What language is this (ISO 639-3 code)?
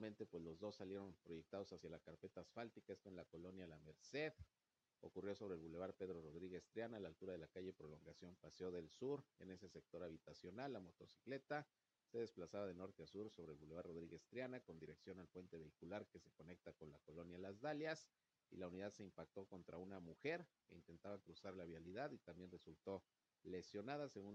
spa